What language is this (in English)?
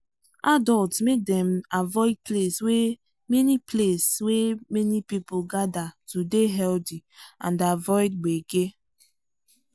Nigerian Pidgin